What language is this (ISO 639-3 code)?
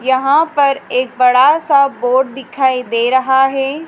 hin